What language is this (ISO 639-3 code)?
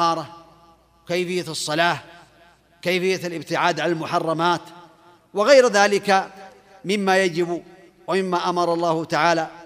ara